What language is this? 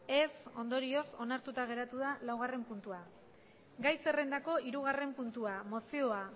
Basque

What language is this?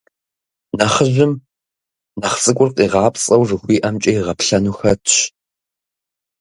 Kabardian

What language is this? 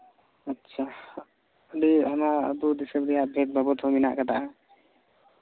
Santali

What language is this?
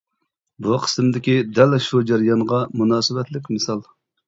Uyghur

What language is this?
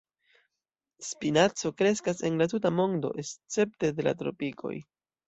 Esperanto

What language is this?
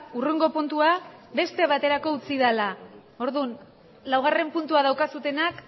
Basque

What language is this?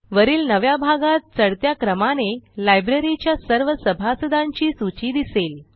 Marathi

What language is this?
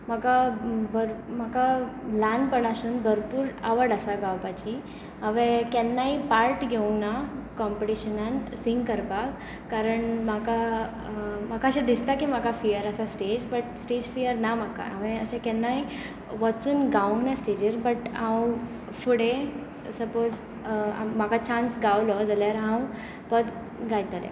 Konkani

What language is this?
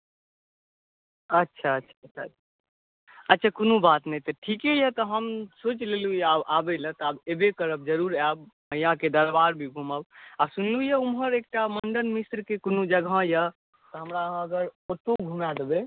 Maithili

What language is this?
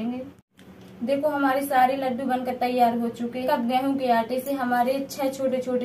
Hindi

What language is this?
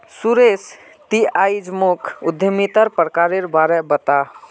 Magahi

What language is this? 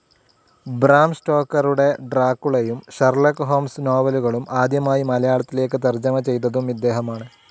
Malayalam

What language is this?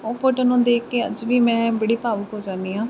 Punjabi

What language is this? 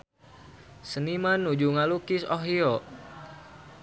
Sundanese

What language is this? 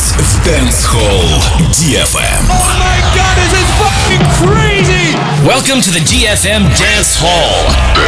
Russian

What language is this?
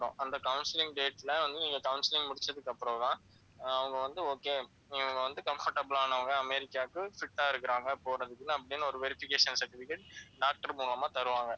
Tamil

